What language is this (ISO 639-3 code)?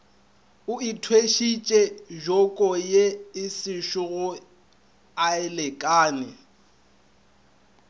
nso